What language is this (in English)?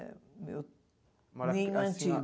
Portuguese